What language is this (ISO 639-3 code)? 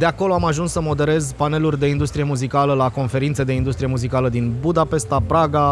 ron